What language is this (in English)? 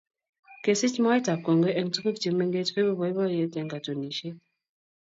Kalenjin